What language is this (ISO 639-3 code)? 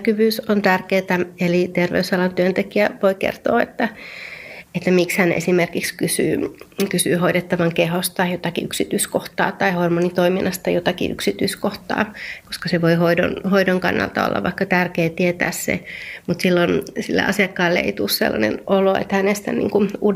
fin